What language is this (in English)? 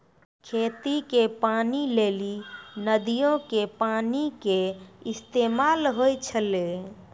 Maithili